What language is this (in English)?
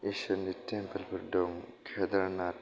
Bodo